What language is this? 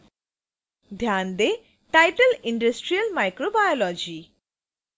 Hindi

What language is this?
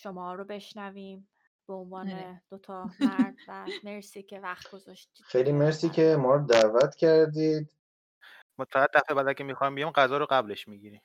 Persian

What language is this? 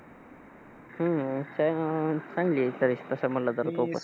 Marathi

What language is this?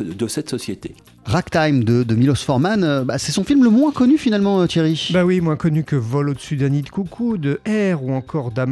French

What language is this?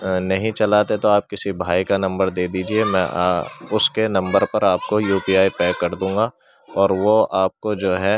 Urdu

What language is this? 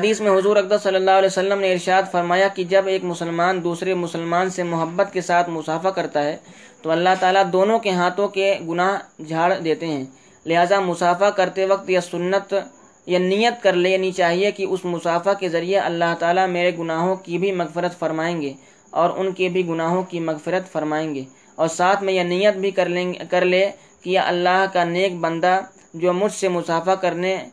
Urdu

